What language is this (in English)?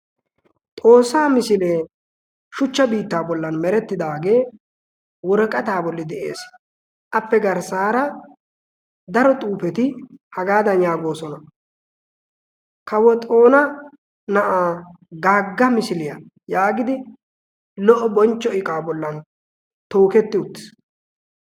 Wolaytta